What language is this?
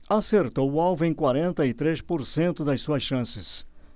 Portuguese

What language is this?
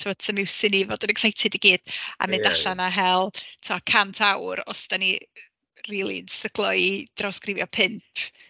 Welsh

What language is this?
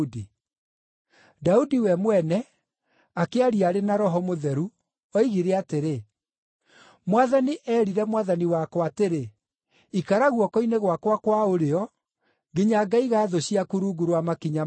Kikuyu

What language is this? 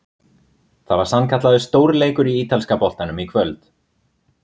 Icelandic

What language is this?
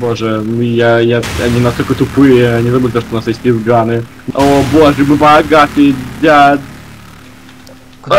Russian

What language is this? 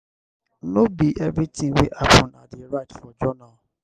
Nigerian Pidgin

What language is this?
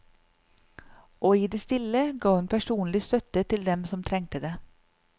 Norwegian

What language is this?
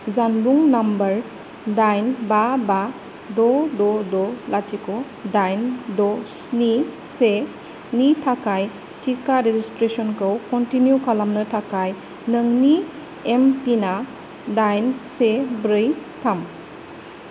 Bodo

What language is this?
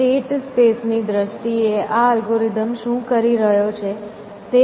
Gujarati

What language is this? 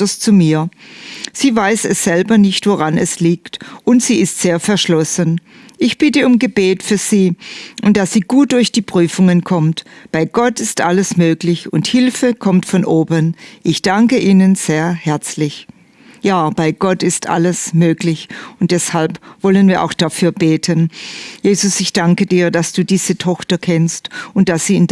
German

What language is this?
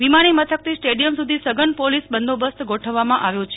Gujarati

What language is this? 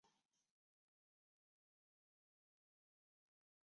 Chinese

